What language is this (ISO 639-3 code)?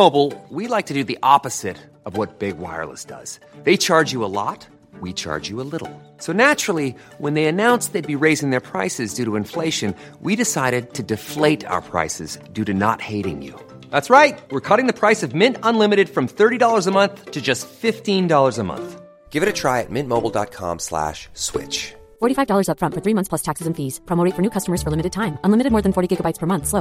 fas